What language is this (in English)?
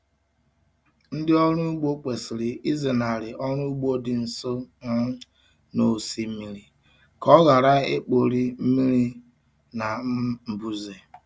Igbo